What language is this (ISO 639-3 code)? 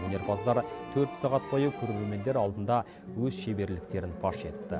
kaz